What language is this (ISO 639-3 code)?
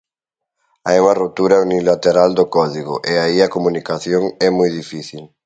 glg